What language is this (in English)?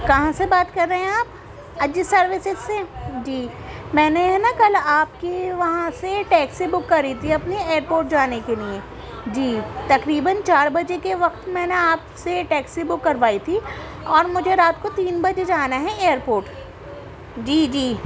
Urdu